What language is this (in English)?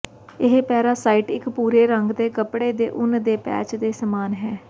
Punjabi